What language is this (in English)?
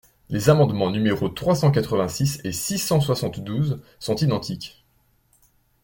French